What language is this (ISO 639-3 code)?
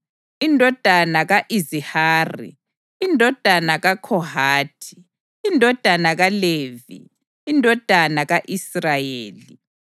nde